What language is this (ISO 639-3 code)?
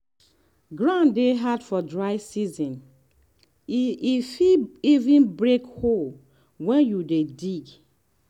pcm